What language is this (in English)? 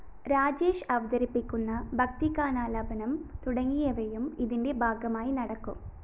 Malayalam